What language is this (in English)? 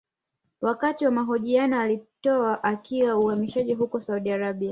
Swahili